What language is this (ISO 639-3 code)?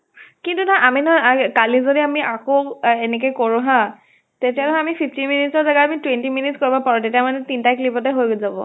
asm